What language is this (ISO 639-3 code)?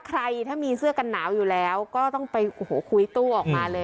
tha